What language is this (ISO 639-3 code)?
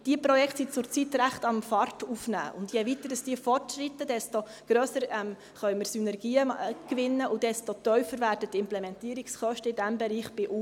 gsw